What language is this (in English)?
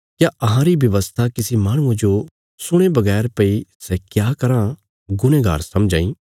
Bilaspuri